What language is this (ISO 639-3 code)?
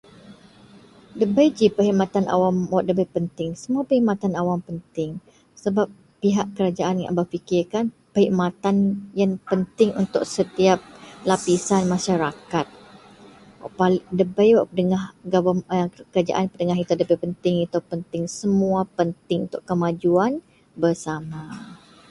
mel